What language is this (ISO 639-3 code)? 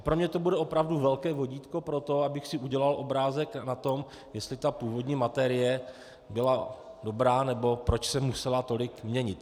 ces